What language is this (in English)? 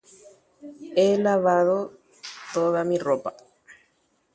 Guarani